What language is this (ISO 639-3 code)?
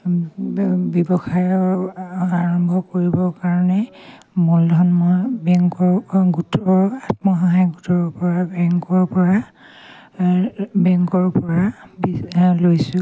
asm